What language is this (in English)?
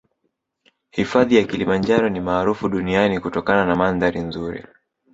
Swahili